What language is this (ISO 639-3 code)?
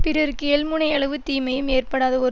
tam